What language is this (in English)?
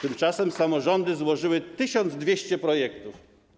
Polish